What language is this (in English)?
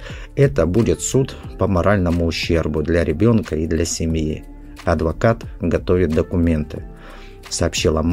Russian